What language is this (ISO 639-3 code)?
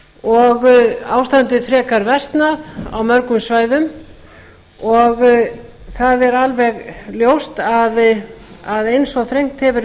isl